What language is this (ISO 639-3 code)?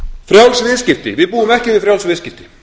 isl